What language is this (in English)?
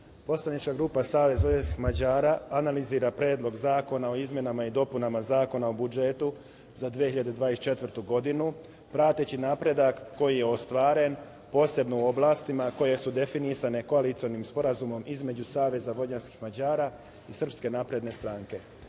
Serbian